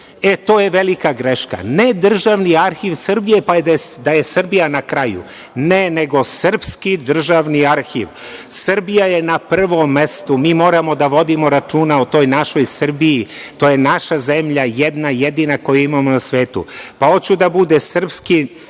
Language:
Serbian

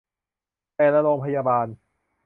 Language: Thai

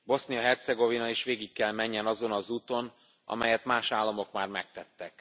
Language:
Hungarian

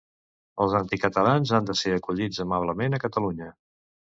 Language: Catalan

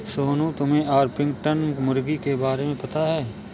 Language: Hindi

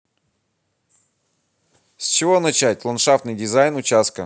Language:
Russian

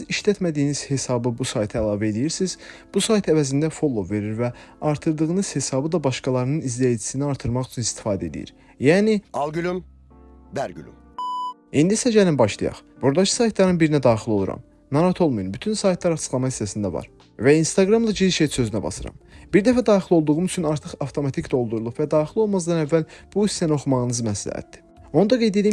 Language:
Turkish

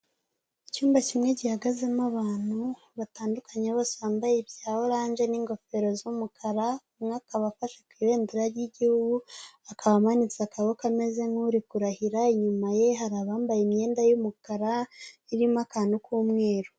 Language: Kinyarwanda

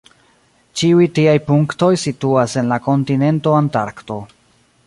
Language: Esperanto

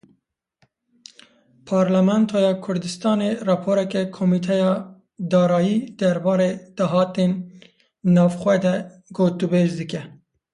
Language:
Kurdish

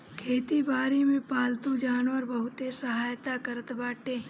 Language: Bhojpuri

